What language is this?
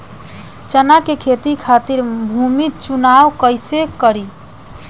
Bhojpuri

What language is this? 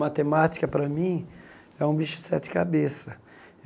Portuguese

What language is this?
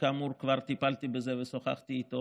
Hebrew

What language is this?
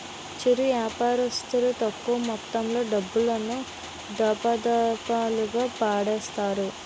Telugu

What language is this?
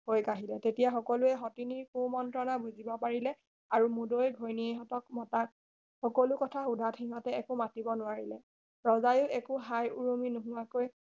Assamese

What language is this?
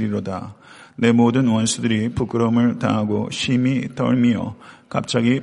Korean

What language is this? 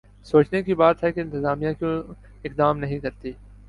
Urdu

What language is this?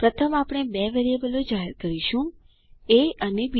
Gujarati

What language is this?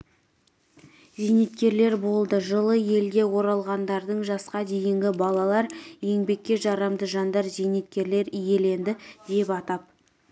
Kazakh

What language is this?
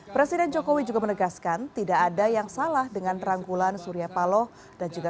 Indonesian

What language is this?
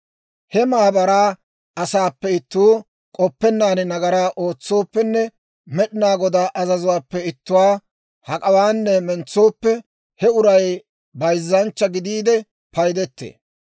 Dawro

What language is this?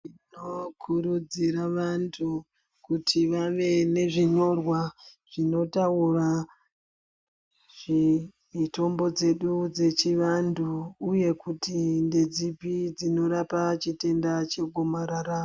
Ndau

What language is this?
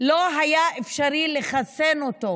Hebrew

